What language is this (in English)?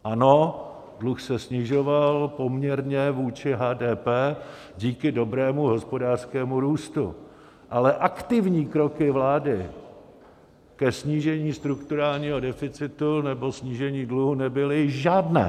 Czech